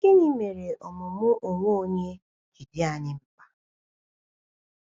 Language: Igbo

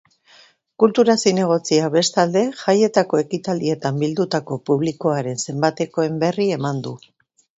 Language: Basque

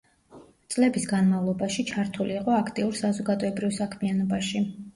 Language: Georgian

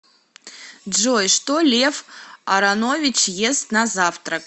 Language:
Russian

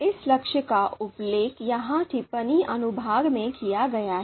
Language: Hindi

